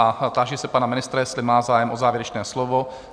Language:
Czech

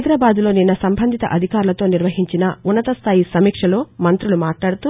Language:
Telugu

